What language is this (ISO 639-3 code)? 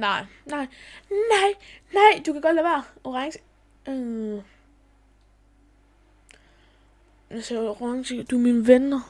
dan